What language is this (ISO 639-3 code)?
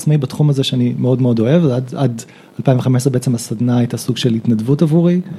heb